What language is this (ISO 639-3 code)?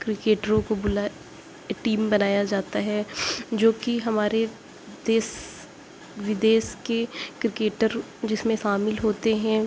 urd